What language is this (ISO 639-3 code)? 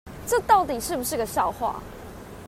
zho